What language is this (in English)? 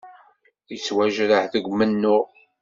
Kabyle